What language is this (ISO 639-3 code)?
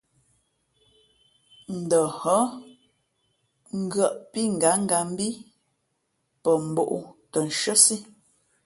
fmp